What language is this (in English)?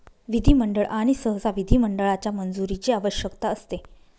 Marathi